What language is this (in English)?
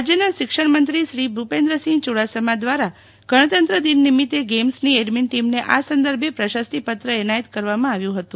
Gujarati